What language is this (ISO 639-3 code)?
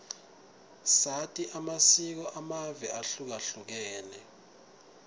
ssw